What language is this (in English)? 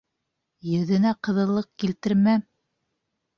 Bashkir